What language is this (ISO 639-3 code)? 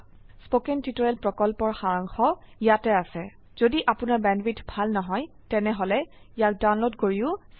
asm